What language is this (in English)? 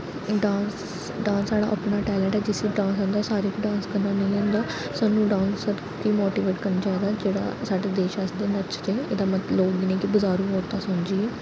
Dogri